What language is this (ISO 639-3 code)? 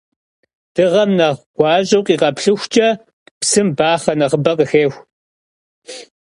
kbd